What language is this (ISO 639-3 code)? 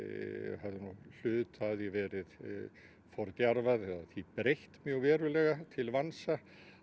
isl